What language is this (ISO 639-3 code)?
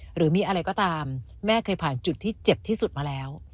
tha